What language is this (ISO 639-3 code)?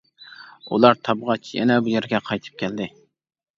uig